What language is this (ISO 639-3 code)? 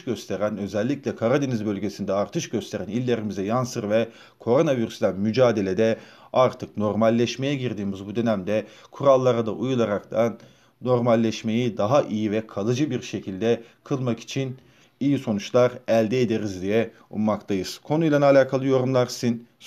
tur